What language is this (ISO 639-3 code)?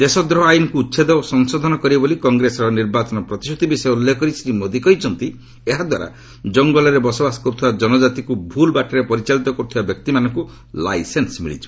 ori